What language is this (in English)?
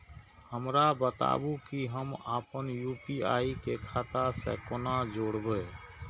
Maithili